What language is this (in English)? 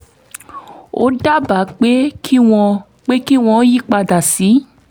Yoruba